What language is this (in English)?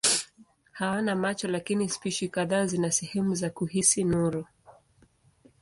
Swahili